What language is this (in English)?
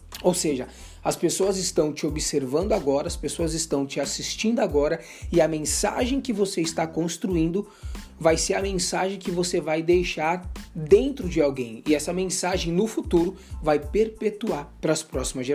Portuguese